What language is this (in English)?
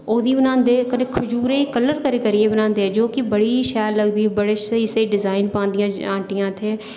Dogri